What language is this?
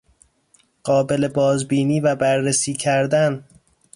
Persian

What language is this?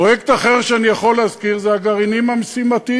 Hebrew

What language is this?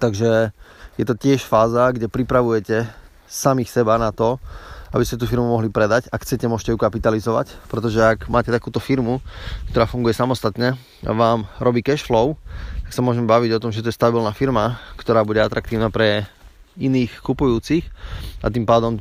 Slovak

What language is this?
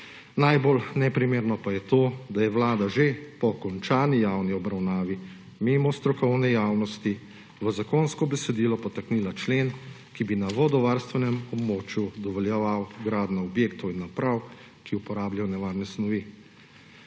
Slovenian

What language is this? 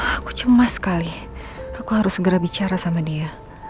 Indonesian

